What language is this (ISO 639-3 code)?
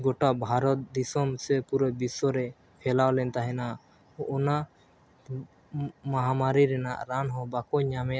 sat